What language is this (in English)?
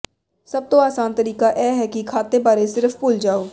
Punjabi